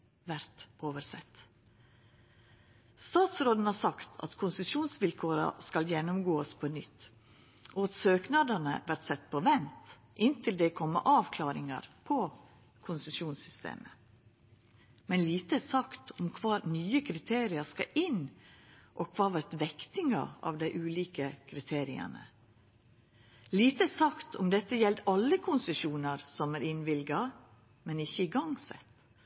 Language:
Norwegian Nynorsk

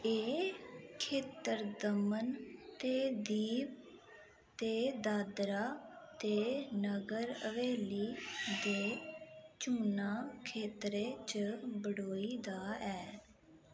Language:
Dogri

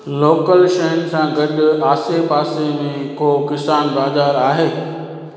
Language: Sindhi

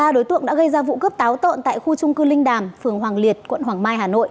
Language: Vietnamese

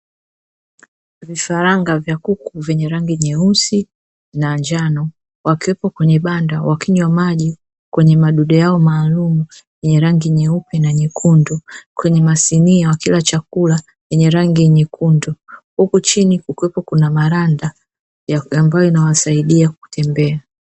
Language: Swahili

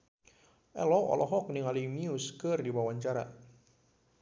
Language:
Sundanese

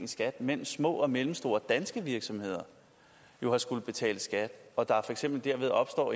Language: Danish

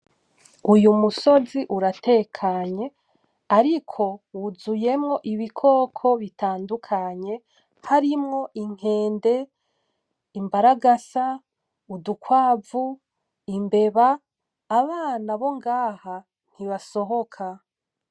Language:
Rundi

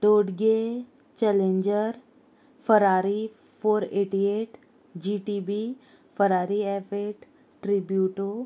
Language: Konkani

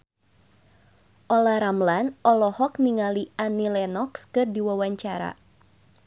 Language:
Sundanese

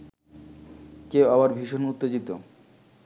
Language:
Bangla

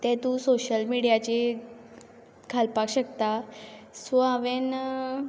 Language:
Konkani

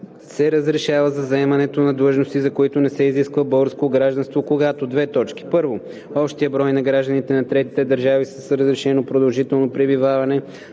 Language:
Bulgarian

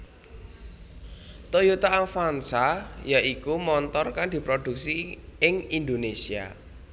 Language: Javanese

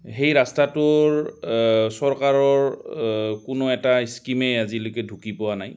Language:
Assamese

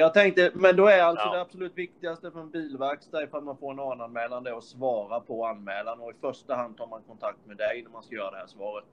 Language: Swedish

